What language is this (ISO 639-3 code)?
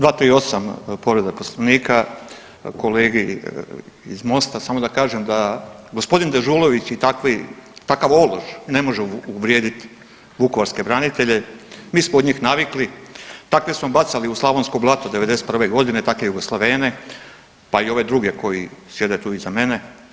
hrv